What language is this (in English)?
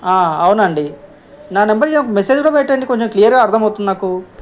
Telugu